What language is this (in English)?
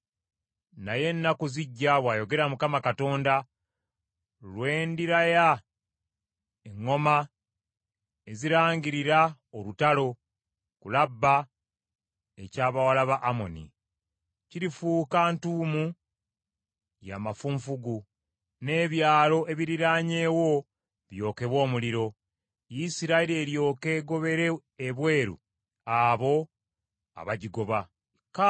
Ganda